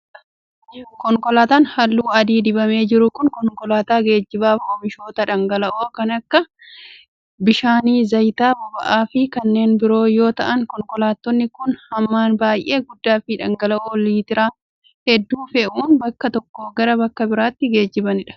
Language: Oromo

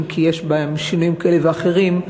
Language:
Hebrew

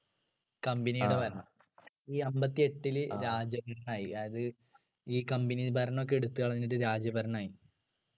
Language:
Malayalam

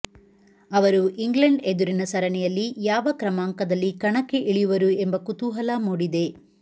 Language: Kannada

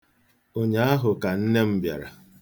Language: Igbo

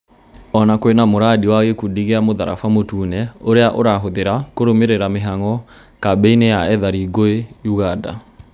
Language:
Kikuyu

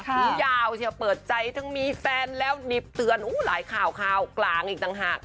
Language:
Thai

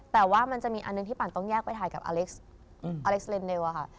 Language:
Thai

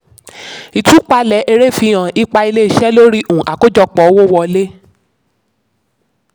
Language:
Yoruba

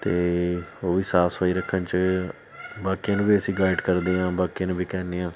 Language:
Punjabi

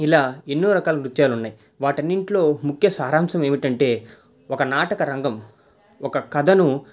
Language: Telugu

